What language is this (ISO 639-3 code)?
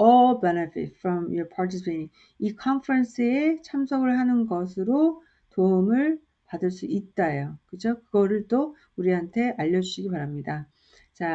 kor